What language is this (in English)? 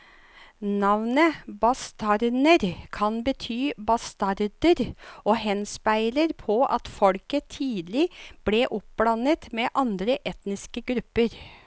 Norwegian